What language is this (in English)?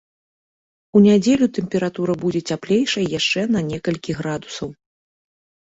Belarusian